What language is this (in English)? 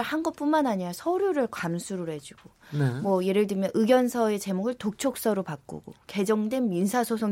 Korean